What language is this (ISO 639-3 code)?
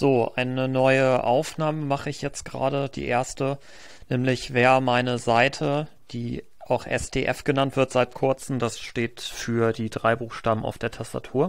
deu